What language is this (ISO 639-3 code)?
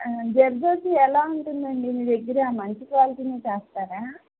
tel